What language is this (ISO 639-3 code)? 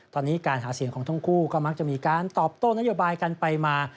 tha